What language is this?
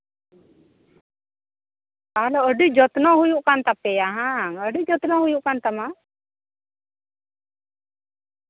Santali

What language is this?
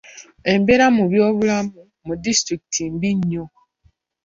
Ganda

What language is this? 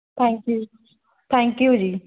Punjabi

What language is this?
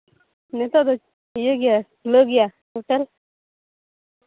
Santali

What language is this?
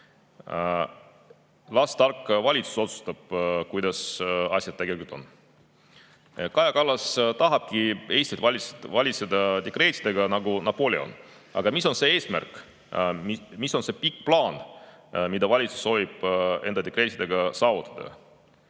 Estonian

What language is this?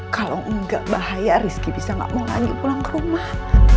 Indonesian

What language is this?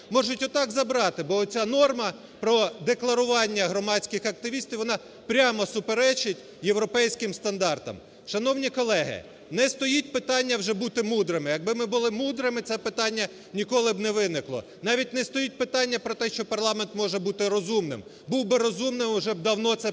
Ukrainian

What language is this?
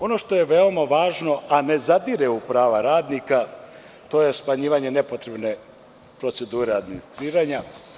Serbian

